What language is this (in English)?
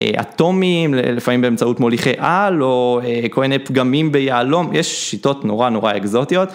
Hebrew